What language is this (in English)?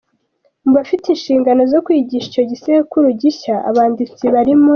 Kinyarwanda